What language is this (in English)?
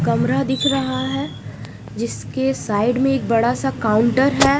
Hindi